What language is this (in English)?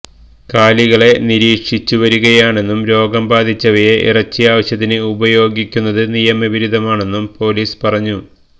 Malayalam